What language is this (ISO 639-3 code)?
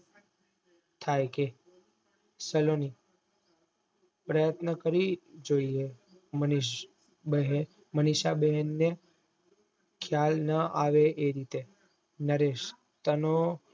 guj